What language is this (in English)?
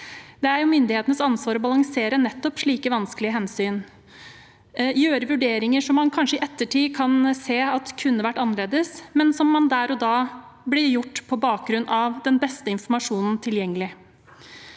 Norwegian